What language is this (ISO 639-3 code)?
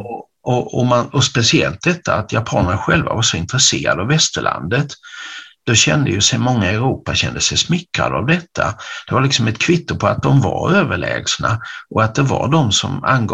swe